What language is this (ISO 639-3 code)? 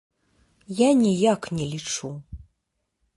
bel